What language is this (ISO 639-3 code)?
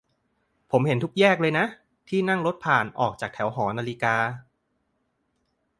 tha